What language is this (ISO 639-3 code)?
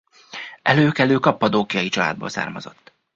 hun